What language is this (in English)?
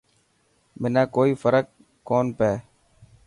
Dhatki